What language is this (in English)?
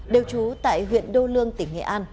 Vietnamese